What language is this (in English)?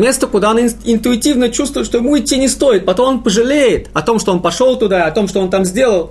Russian